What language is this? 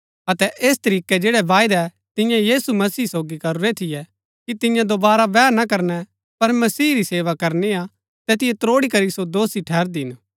Gaddi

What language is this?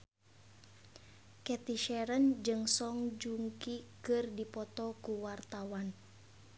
Sundanese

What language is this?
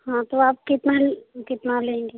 Hindi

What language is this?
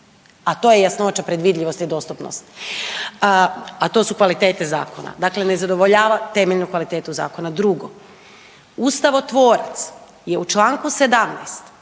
Croatian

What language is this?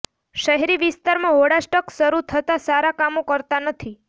Gujarati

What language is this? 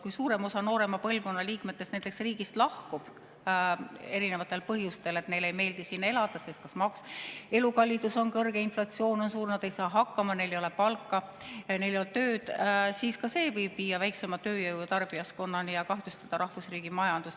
Estonian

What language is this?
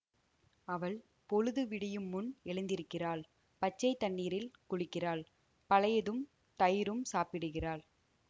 Tamil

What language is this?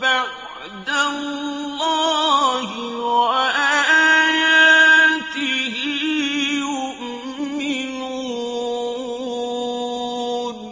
Arabic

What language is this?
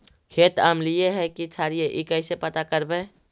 Magahi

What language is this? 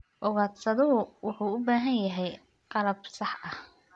Somali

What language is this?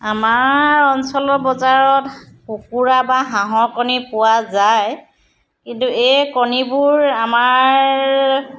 Assamese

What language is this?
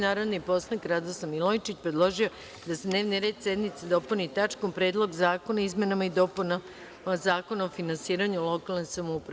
Serbian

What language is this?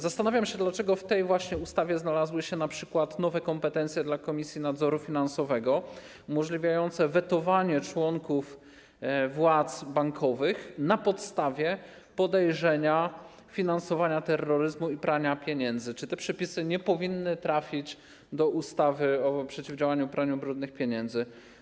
Polish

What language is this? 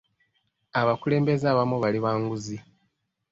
Ganda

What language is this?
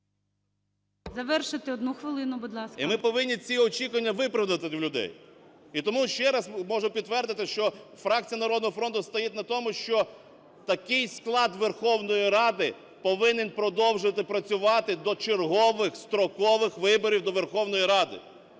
Ukrainian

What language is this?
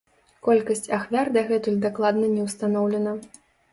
Belarusian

